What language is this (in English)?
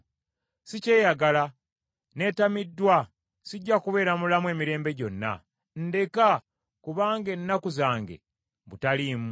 Ganda